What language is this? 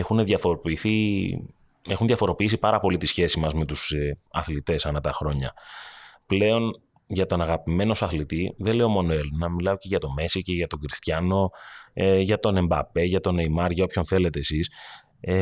Greek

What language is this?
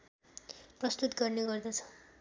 Nepali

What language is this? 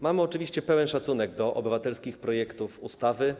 Polish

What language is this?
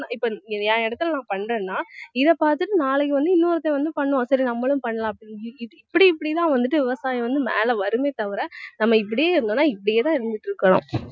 Tamil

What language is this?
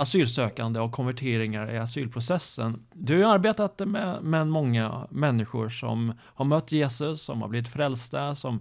Swedish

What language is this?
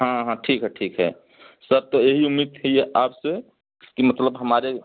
Hindi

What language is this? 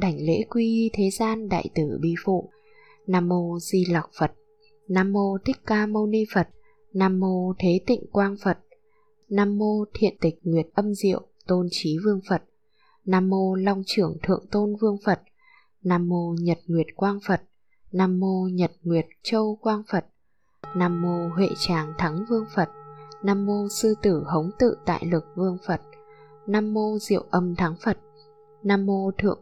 Vietnamese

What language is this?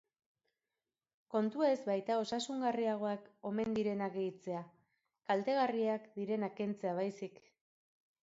Basque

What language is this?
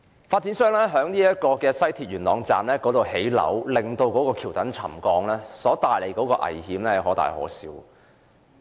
Cantonese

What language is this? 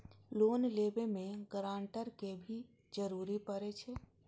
Maithili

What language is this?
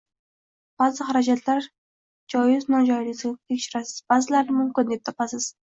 Uzbek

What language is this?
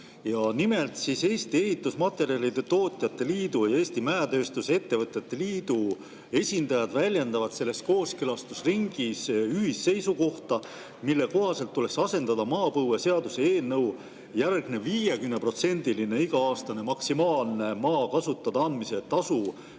Estonian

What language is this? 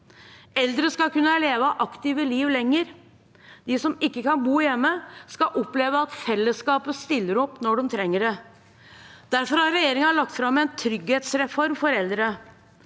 Norwegian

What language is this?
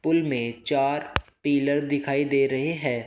Hindi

